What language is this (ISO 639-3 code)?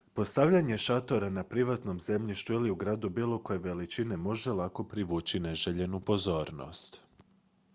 hrv